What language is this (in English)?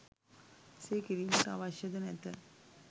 Sinhala